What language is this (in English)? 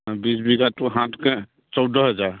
Assamese